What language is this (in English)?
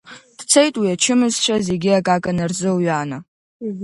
Abkhazian